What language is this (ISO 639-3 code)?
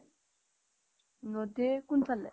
asm